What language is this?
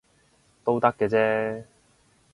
Cantonese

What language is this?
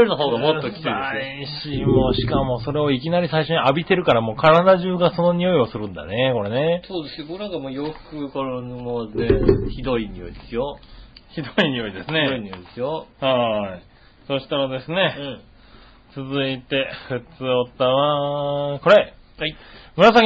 Japanese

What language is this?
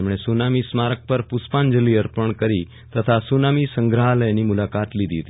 Gujarati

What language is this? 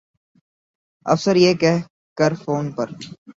Urdu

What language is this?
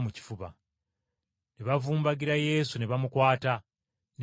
Ganda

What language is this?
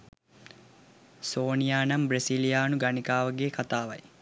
Sinhala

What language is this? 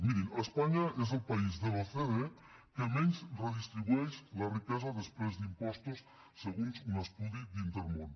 Catalan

